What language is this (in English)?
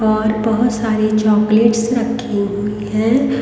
Hindi